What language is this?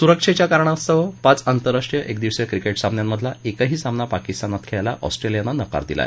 Marathi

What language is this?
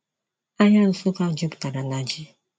Igbo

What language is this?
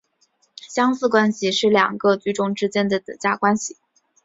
Chinese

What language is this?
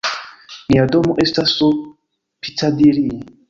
Esperanto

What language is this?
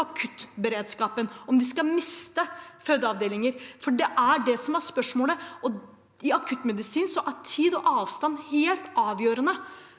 Norwegian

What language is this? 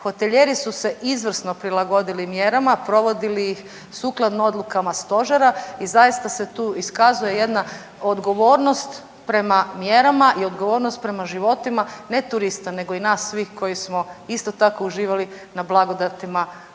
Croatian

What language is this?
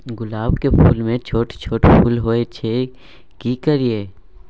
Maithili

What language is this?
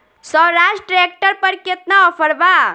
Bhojpuri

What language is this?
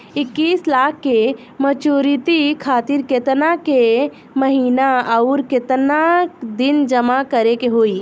Bhojpuri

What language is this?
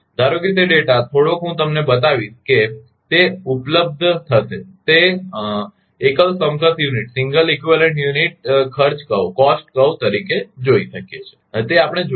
Gujarati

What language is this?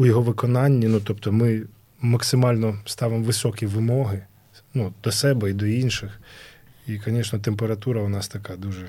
Ukrainian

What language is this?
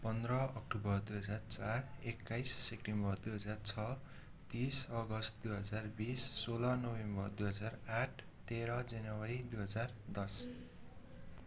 Nepali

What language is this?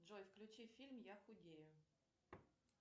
Russian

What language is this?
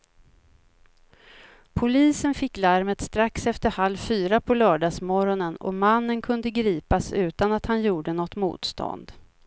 Swedish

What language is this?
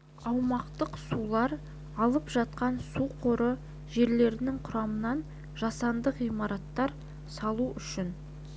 Kazakh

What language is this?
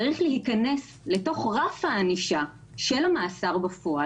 Hebrew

